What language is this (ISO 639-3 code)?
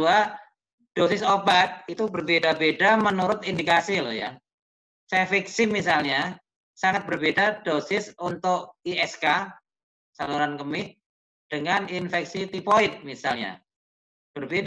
ind